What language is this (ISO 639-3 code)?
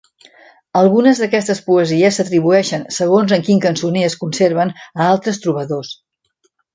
cat